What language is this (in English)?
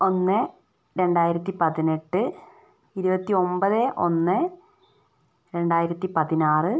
Malayalam